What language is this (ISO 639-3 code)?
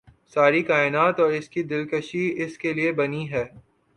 urd